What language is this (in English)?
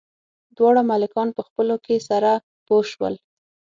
Pashto